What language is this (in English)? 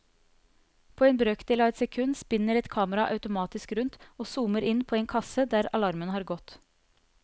Norwegian